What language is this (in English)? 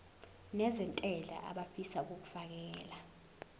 Zulu